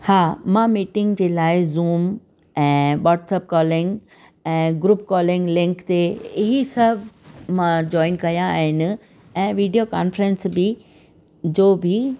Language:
Sindhi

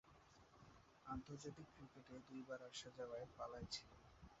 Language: Bangla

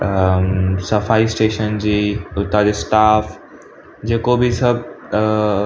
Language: Sindhi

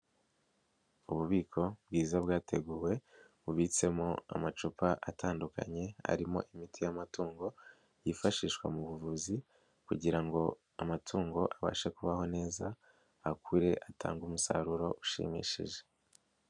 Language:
Kinyarwanda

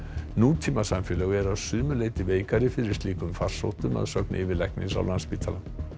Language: Icelandic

